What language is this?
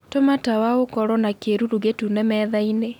Kikuyu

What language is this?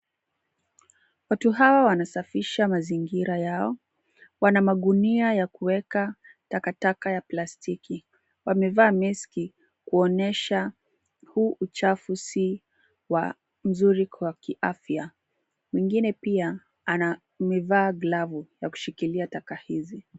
Swahili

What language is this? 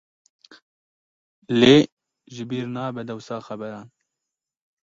Kurdish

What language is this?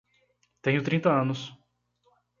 Portuguese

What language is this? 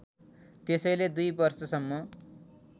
Nepali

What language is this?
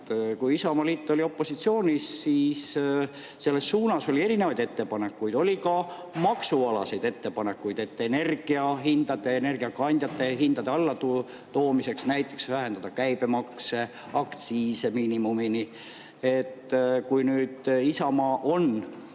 Estonian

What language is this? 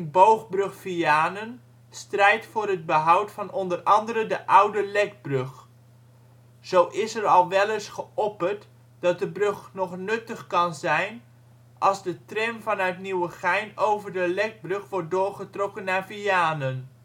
Dutch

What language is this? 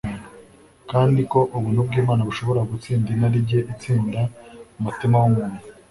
Kinyarwanda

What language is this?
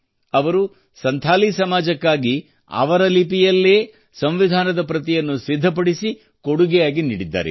Kannada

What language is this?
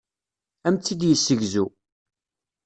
Kabyle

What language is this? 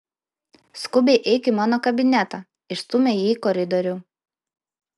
Lithuanian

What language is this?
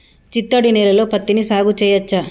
Telugu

